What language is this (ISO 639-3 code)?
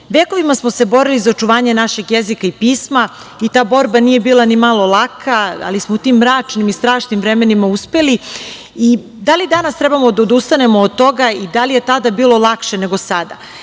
srp